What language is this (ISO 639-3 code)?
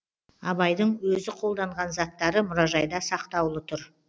kaz